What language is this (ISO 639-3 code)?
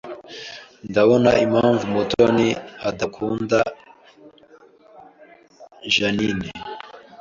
kin